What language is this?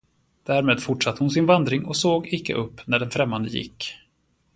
Swedish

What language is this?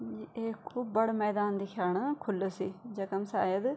Garhwali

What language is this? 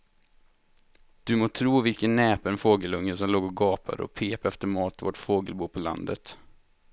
Swedish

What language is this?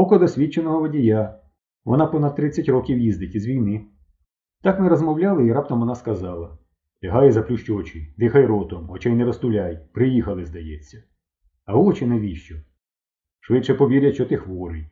Ukrainian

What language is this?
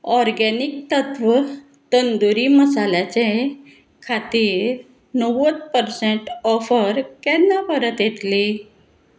Konkani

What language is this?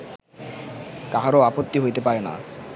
Bangla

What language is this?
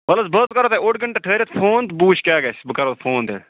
Kashmiri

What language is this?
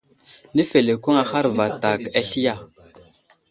Wuzlam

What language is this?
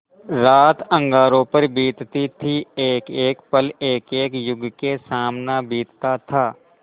Hindi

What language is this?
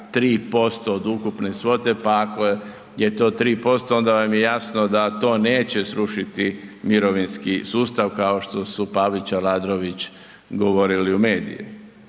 Croatian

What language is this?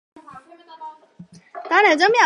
Chinese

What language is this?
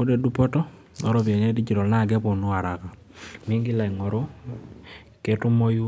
Masai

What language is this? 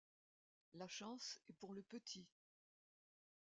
French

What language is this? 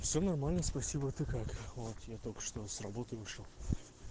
Russian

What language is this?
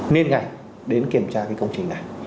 Vietnamese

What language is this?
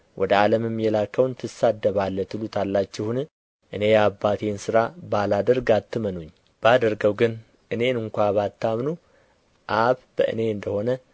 Amharic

